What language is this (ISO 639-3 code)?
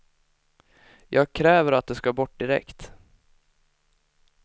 swe